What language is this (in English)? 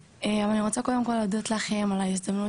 Hebrew